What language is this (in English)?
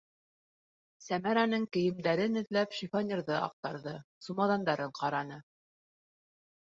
Bashkir